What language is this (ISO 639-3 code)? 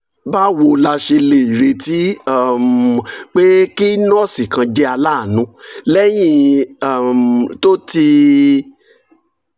yor